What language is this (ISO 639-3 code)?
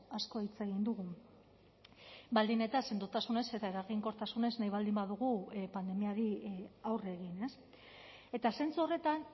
eus